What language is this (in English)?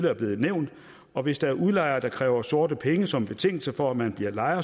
Danish